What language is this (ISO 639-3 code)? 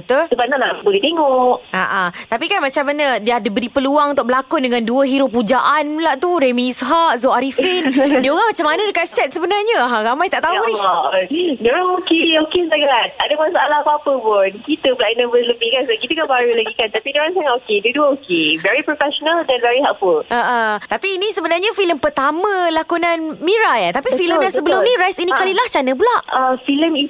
msa